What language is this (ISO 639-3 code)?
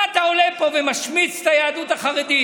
heb